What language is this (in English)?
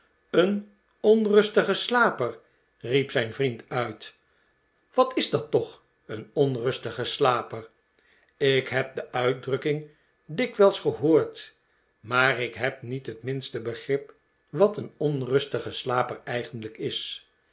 Dutch